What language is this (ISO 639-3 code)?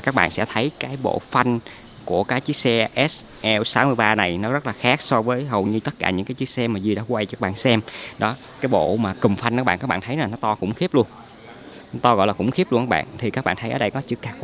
vie